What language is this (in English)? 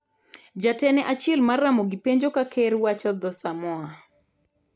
Luo (Kenya and Tanzania)